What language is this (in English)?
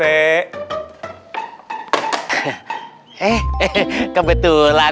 Indonesian